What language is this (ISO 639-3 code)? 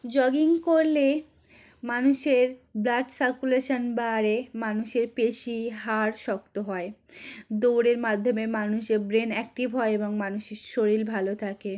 ben